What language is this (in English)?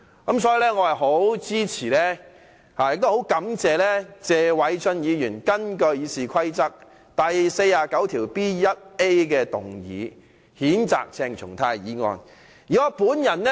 Cantonese